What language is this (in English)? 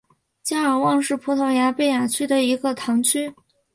Chinese